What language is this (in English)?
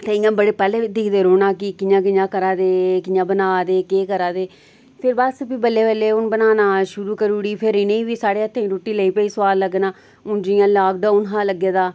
Dogri